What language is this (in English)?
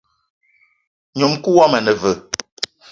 Eton (Cameroon)